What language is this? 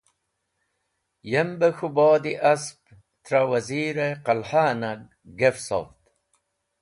Wakhi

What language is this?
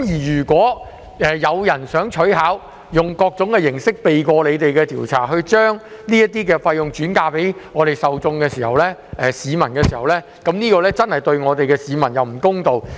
Cantonese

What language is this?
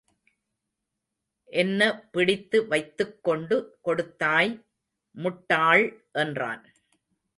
Tamil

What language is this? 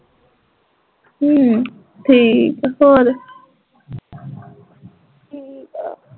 Punjabi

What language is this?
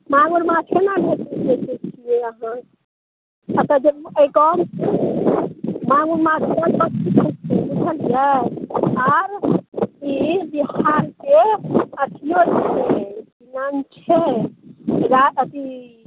Maithili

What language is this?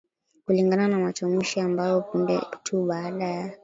Swahili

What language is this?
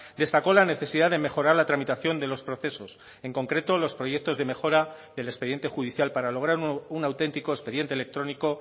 Spanish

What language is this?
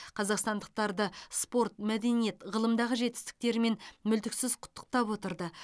Kazakh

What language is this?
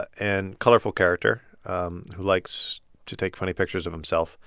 English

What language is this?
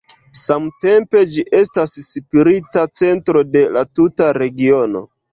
Esperanto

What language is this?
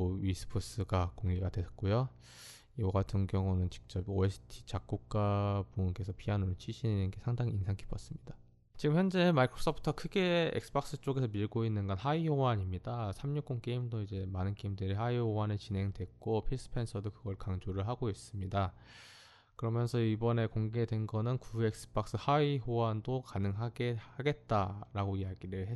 Korean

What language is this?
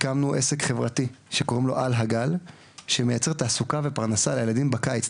Hebrew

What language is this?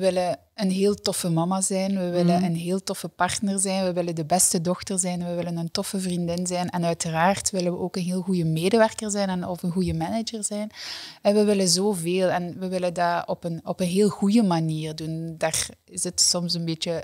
Dutch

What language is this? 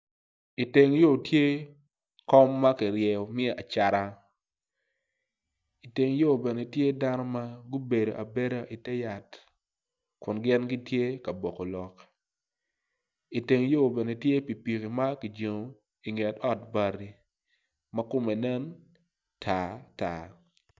Acoli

